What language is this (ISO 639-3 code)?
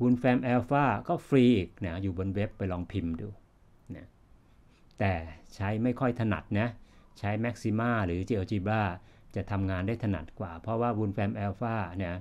tha